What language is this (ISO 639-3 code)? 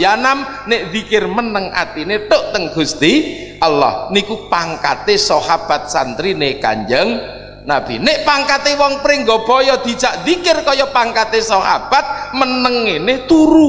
ind